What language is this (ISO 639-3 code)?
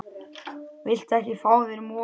isl